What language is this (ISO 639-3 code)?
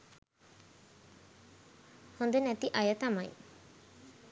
sin